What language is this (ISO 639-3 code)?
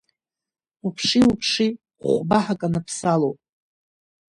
abk